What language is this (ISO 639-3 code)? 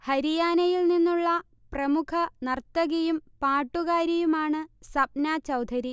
mal